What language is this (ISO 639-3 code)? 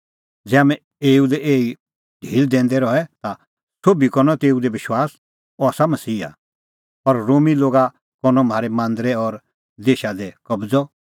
kfx